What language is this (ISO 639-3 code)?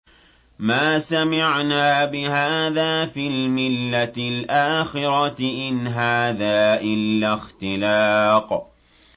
ara